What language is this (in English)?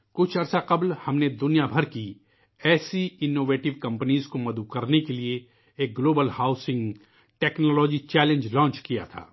Urdu